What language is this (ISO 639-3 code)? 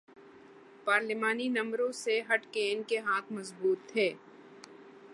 urd